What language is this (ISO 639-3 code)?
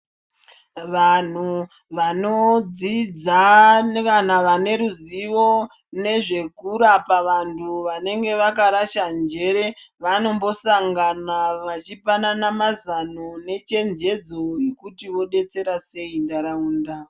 ndc